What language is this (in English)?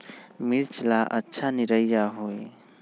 Magahi